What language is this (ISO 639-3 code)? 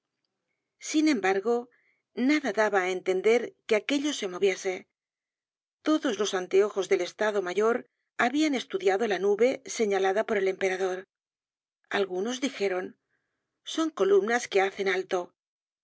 spa